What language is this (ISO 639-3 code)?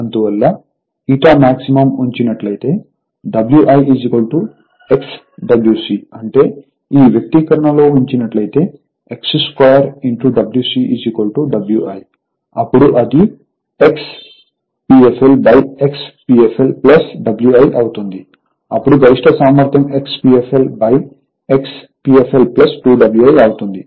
tel